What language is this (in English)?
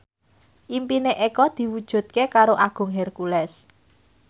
Javanese